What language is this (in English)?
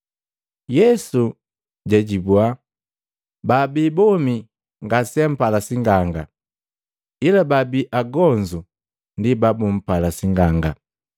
Matengo